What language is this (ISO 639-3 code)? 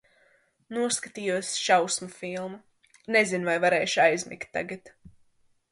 lav